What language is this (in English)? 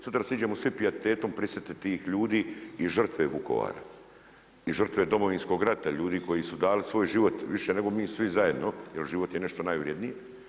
Croatian